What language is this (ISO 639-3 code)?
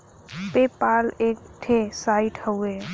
bho